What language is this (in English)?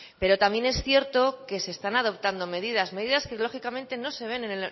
Spanish